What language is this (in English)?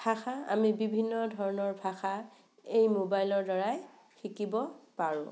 Assamese